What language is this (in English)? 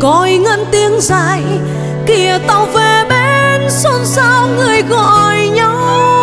Vietnamese